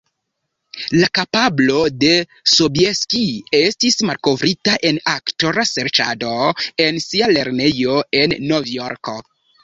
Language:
Esperanto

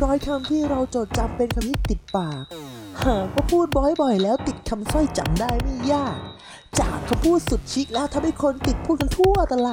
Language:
Thai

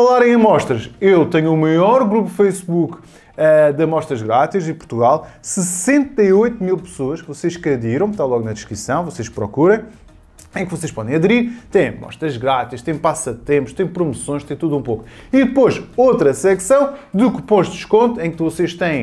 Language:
Portuguese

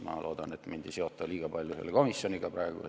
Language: Estonian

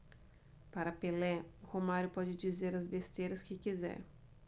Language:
Portuguese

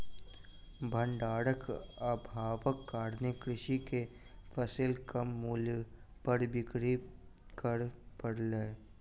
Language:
Maithili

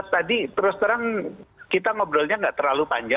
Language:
Indonesian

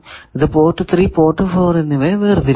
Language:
Malayalam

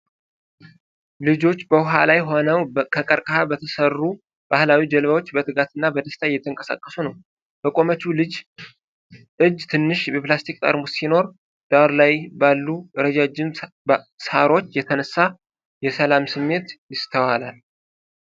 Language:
Amharic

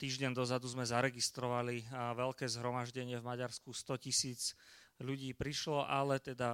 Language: Slovak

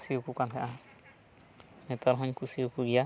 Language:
Santali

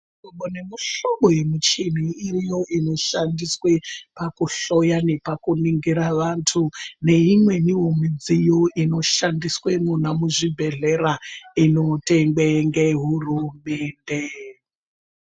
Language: Ndau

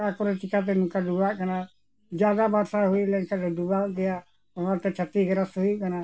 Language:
Santali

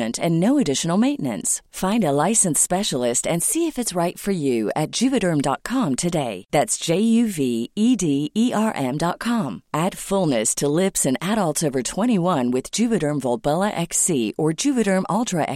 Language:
Filipino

